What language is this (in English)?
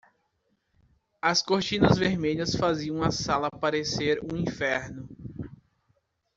Portuguese